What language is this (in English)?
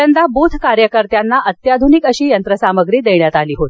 Marathi